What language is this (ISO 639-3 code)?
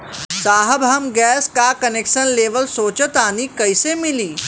bho